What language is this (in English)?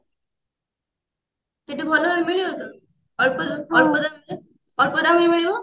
Odia